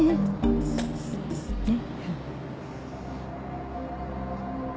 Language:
Japanese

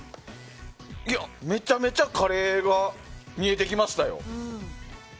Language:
Japanese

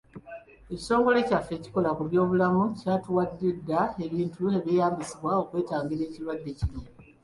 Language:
Ganda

